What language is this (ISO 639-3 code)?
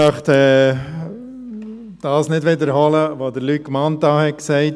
gsw